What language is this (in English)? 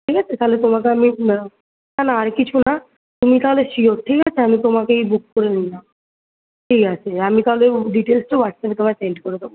Bangla